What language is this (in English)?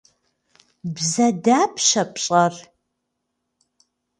Kabardian